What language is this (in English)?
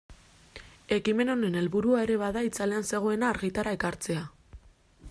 Basque